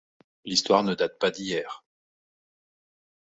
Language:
French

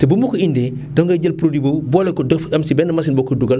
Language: Wolof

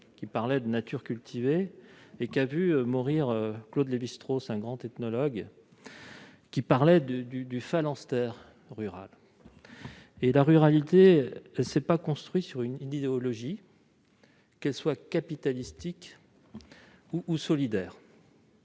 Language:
French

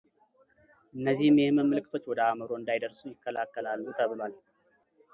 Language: Amharic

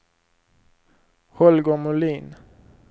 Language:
Swedish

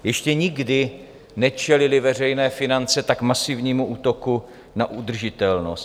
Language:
Czech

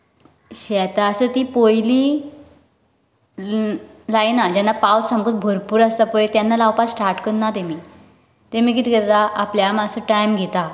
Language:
Konkani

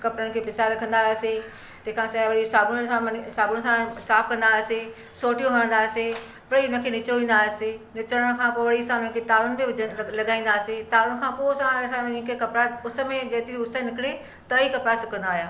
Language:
Sindhi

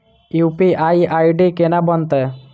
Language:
Maithili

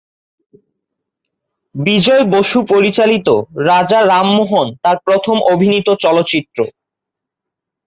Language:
Bangla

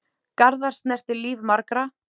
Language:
Icelandic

